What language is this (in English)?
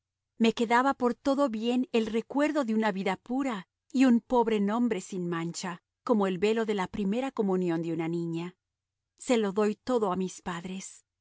Spanish